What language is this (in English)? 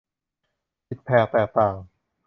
Thai